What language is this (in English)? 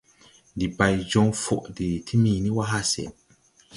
Tupuri